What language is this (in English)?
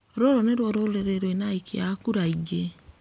Kikuyu